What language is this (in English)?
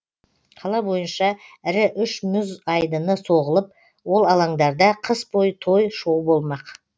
Kazakh